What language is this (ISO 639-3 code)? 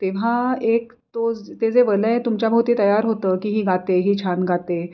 mar